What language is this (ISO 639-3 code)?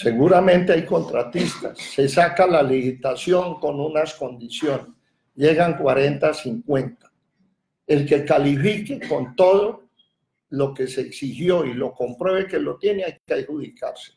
spa